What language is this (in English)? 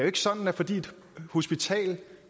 Danish